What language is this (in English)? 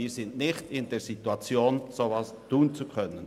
Swiss German